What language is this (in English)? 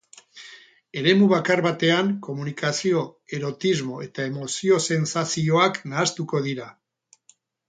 Basque